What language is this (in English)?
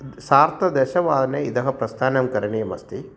Sanskrit